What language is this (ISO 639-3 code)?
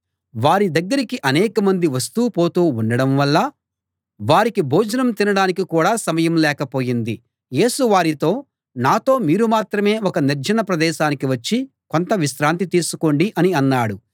tel